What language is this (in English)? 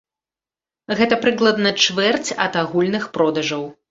Belarusian